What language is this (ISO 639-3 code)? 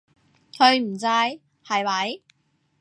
yue